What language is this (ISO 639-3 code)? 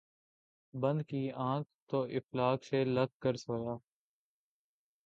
urd